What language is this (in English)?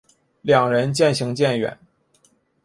Chinese